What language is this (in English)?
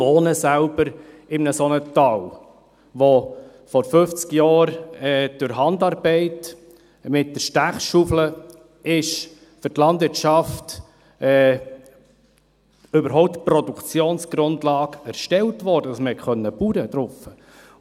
Swiss German